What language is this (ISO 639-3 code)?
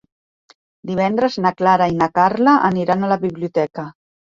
cat